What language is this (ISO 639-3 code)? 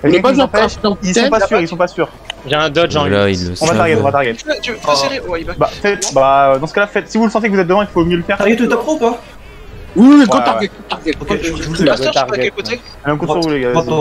fra